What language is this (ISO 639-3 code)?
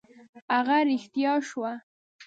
pus